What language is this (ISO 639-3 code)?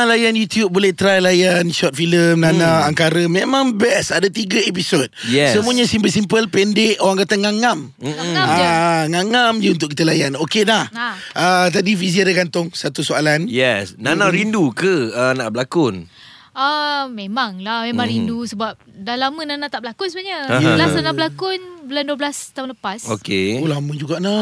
msa